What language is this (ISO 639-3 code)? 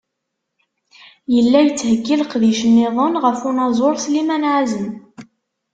kab